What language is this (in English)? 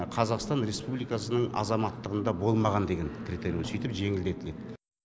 Kazakh